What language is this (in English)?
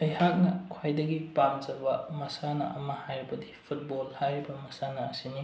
Manipuri